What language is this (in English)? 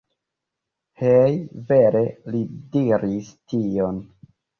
Esperanto